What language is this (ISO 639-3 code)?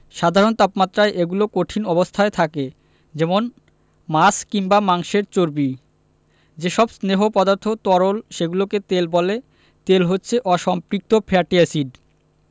ben